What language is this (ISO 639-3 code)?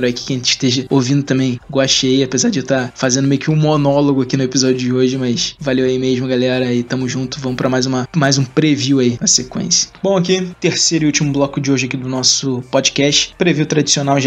por